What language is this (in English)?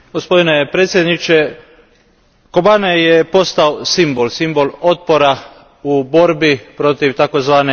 Croatian